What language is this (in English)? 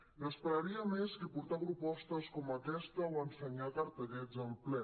Catalan